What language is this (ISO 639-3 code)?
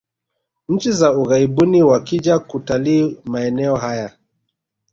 swa